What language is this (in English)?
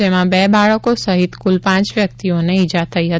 Gujarati